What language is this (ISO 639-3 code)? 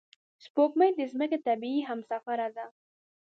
pus